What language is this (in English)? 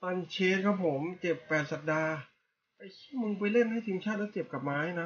Thai